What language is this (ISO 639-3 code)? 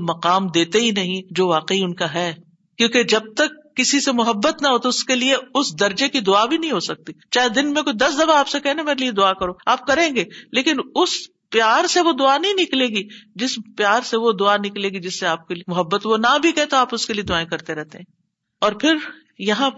urd